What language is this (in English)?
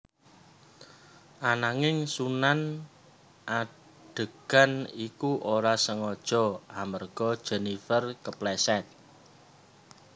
Javanese